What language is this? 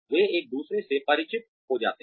Hindi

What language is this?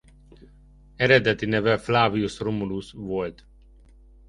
Hungarian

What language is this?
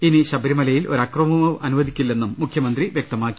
Malayalam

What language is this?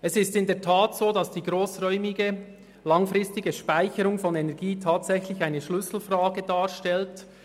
Swiss German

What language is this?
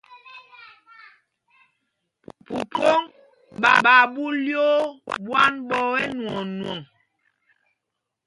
Mpumpong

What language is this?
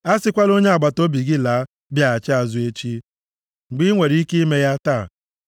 Igbo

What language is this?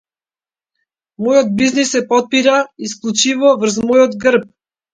Macedonian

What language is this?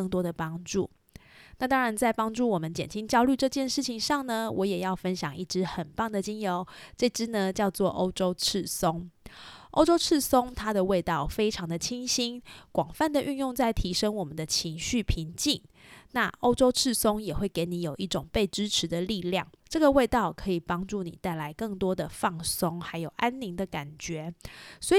Chinese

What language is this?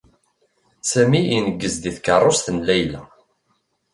Kabyle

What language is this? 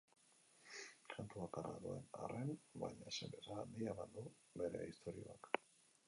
Basque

